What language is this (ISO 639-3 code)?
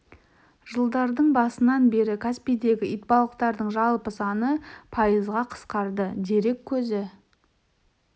kaz